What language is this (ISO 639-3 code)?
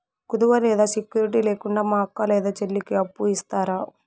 tel